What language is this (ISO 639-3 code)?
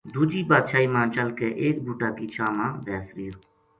gju